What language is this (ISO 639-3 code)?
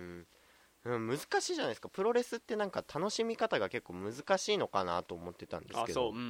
jpn